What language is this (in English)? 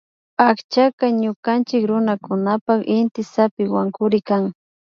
Imbabura Highland Quichua